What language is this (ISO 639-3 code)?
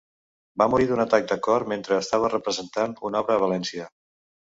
cat